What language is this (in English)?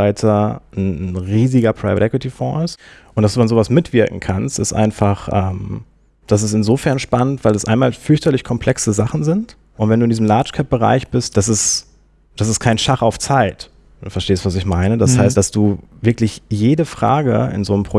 German